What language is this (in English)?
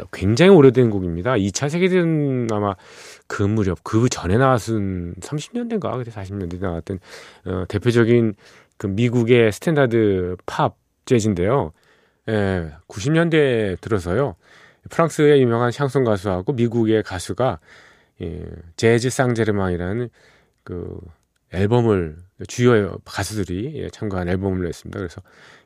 Korean